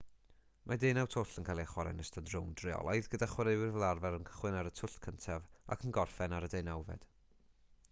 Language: Welsh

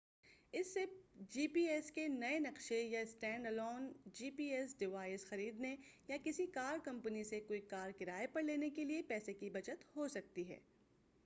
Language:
Urdu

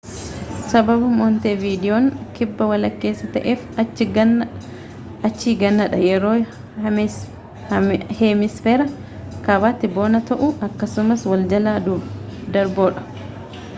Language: Oromo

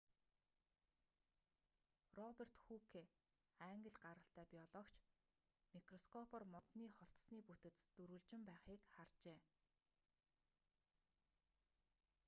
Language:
Mongolian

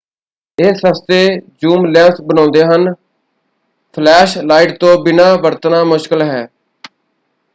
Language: Punjabi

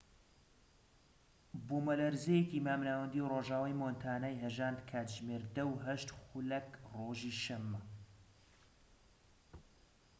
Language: Central Kurdish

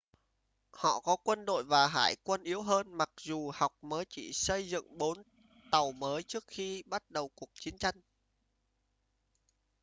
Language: Vietnamese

